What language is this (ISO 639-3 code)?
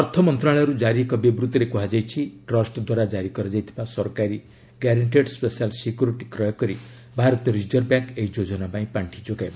ori